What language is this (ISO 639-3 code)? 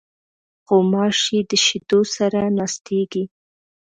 pus